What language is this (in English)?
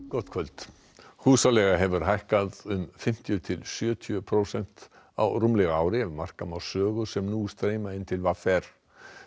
Icelandic